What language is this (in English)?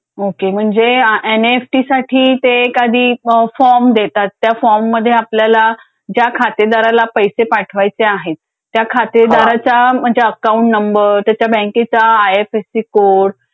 Marathi